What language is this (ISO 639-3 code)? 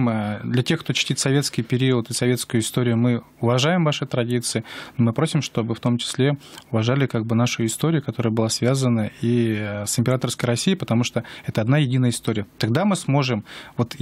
rus